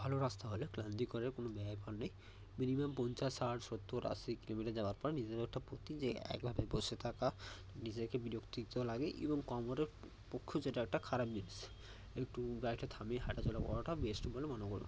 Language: Bangla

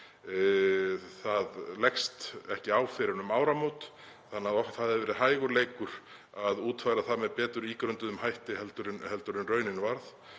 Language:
Icelandic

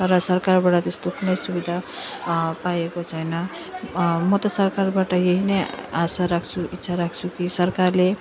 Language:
Nepali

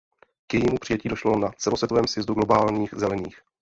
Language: Czech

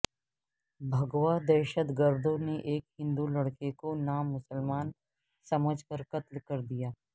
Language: Urdu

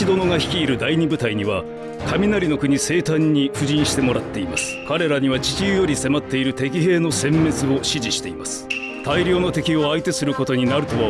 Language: Japanese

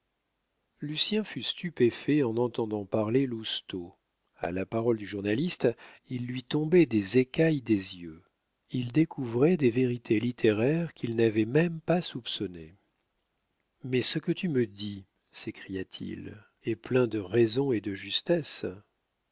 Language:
French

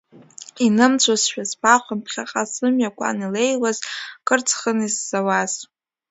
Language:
Abkhazian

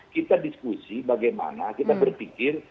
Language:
Indonesian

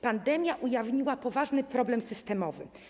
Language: Polish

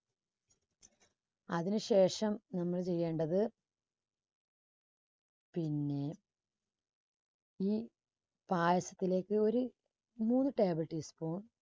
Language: Malayalam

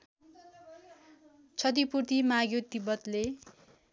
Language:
Nepali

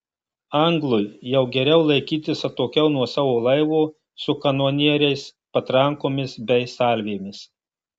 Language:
Lithuanian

